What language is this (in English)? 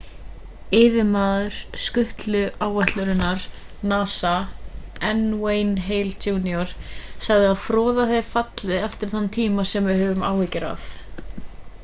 Icelandic